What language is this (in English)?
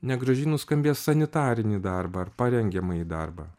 Lithuanian